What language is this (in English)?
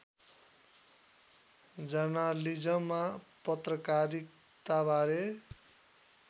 Nepali